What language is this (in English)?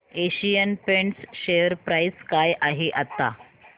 Marathi